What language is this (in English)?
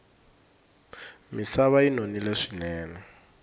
Tsonga